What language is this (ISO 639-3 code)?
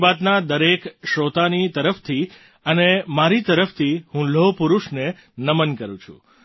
guj